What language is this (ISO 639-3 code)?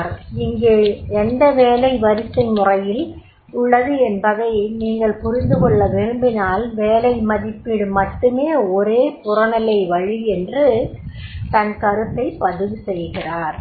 tam